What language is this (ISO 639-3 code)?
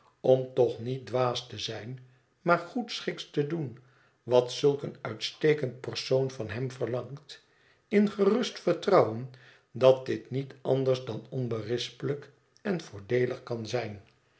nld